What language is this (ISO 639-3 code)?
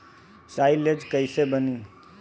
bho